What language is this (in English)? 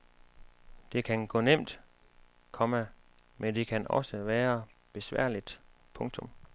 Danish